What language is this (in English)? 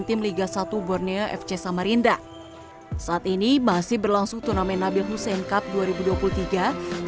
Indonesian